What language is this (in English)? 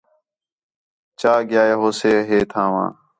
Khetrani